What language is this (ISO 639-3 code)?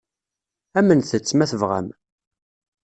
kab